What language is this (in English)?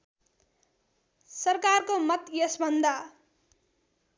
Nepali